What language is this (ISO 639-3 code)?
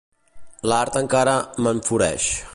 cat